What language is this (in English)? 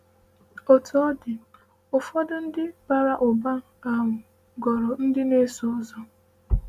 Igbo